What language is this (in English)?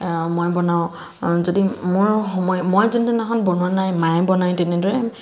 Assamese